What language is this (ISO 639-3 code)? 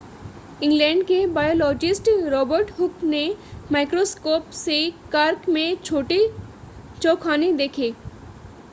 hin